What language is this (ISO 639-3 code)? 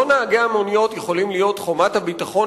heb